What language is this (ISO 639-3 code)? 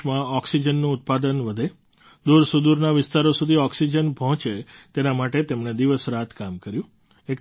guj